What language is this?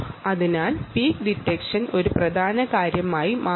Malayalam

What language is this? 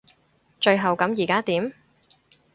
Cantonese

